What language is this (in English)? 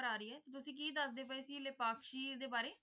Punjabi